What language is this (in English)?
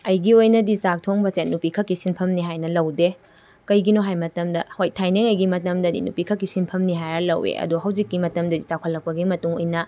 Manipuri